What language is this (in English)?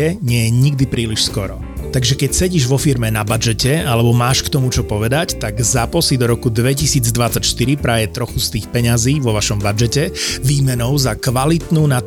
Slovak